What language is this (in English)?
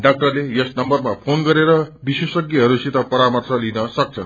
Nepali